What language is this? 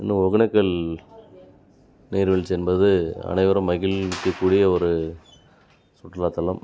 Tamil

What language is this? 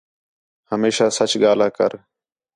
Khetrani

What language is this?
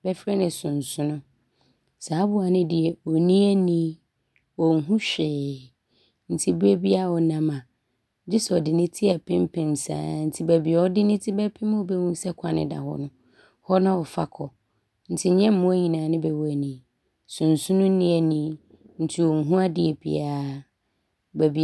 Abron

